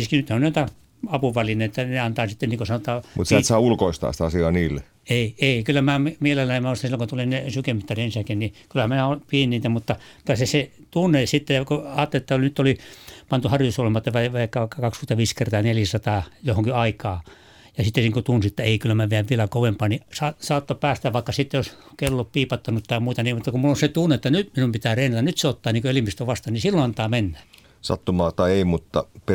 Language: Finnish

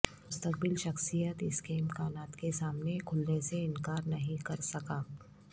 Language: Urdu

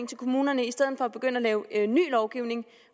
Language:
Danish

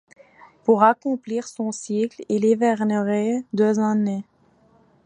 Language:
French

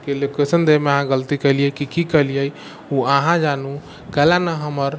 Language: Maithili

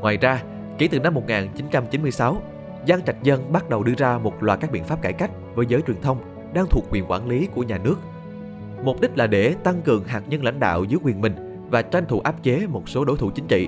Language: Vietnamese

